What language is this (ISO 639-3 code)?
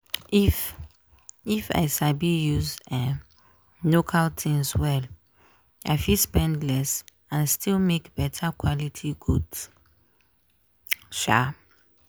pcm